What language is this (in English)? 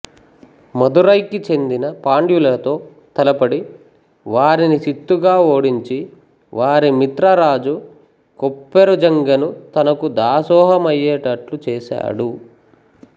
Telugu